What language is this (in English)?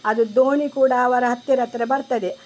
Kannada